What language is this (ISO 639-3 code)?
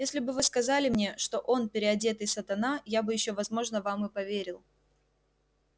rus